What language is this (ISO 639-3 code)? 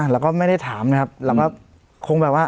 tha